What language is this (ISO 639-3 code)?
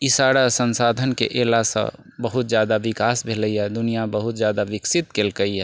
mai